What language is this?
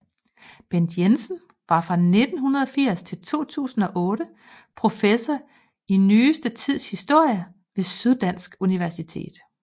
Danish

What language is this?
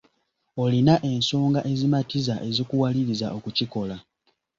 Ganda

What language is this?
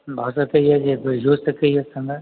Maithili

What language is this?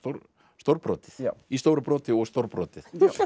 Icelandic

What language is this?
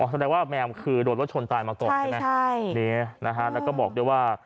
Thai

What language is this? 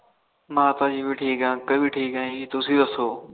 Punjabi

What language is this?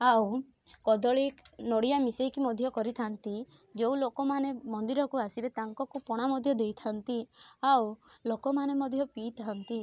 Odia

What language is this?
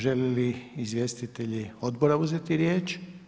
Croatian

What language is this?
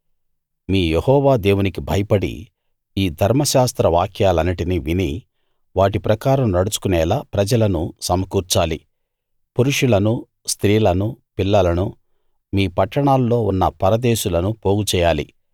Telugu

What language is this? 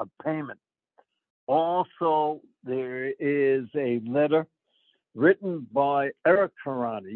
English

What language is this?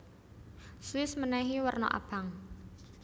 Javanese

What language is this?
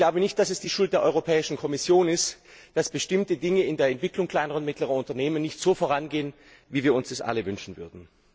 German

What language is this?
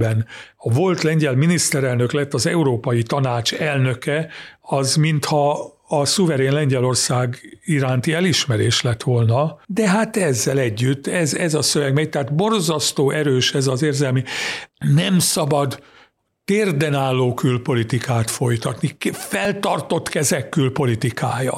Hungarian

